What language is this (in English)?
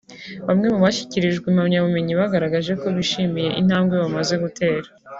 Kinyarwanda